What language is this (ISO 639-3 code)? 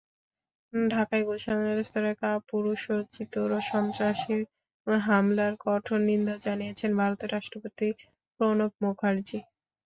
ben